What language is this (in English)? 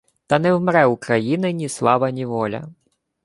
Ukrainian